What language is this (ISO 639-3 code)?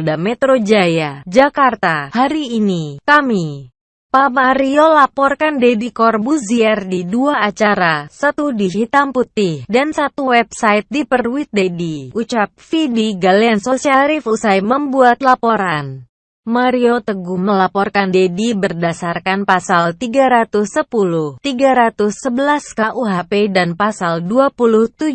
ind